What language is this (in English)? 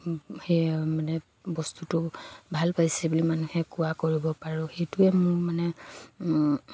Assamese